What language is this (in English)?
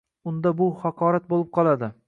Uzbek